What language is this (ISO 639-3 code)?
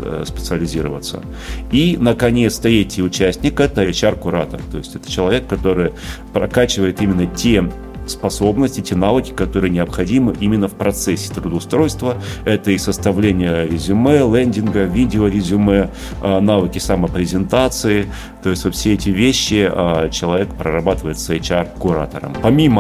rus